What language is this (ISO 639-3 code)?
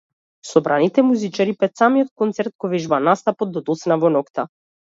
mkd